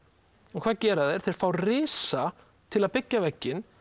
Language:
Icelandic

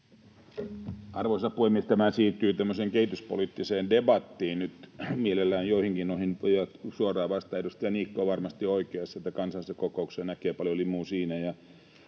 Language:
Finnish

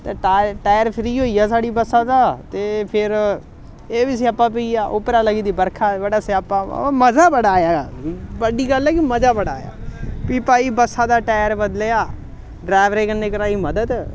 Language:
Dogri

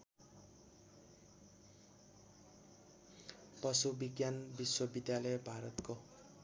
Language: Nepali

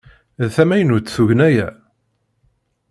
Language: Kabyle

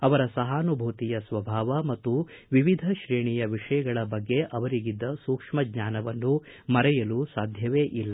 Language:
Kannada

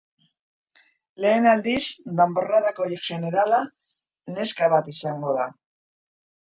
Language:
Basque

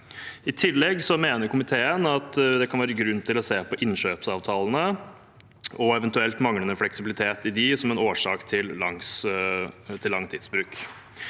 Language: Norwegian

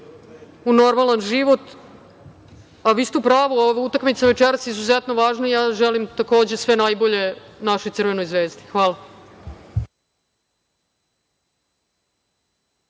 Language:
Serbian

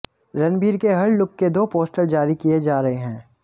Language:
Hindi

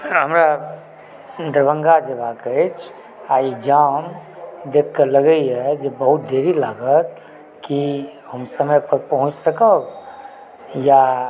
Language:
Maithili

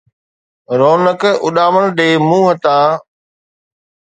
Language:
Sindhi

